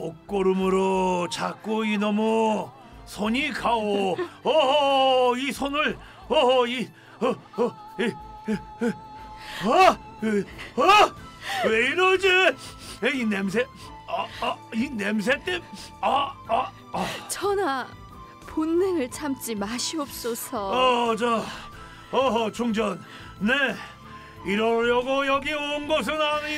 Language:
Korean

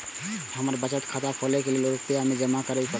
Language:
Maithili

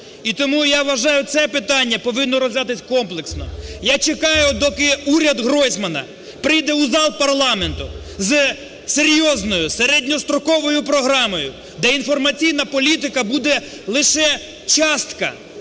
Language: Ukrainian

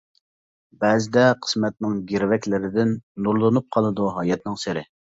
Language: Uyghur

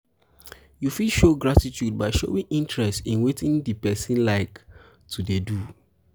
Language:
Nigerian Pidgin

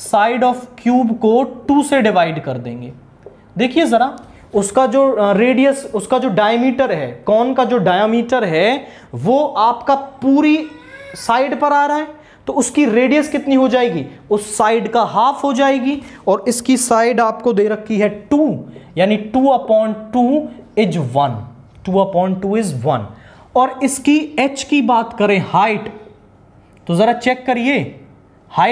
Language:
Hindi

